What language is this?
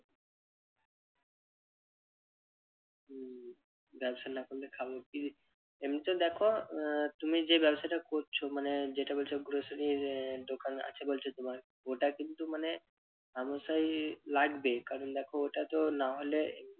Bangla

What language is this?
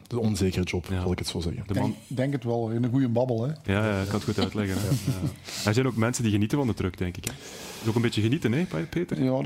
Dutch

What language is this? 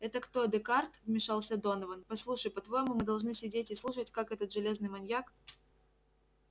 Russian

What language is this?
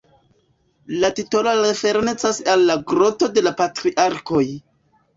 Esperanto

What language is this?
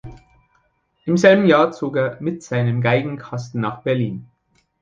German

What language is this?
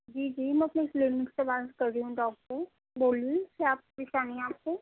Urdu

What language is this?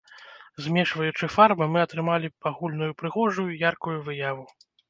Belarusian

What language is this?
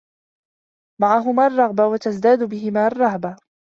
Arabic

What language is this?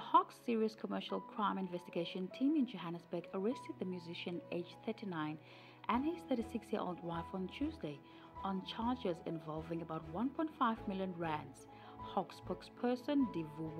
English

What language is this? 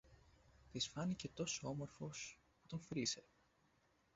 Greek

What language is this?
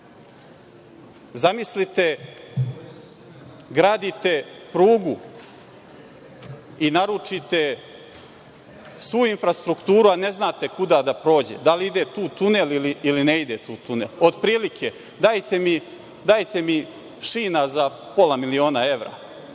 Serbian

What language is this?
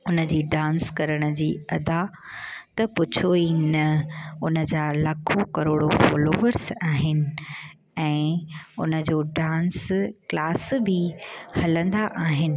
Sindhi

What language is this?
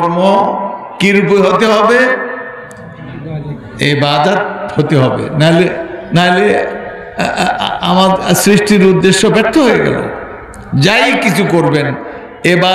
Arabic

